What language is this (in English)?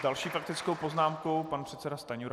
Czech